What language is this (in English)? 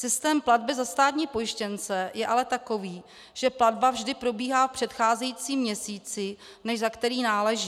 Czech